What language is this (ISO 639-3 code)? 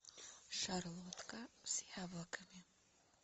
rus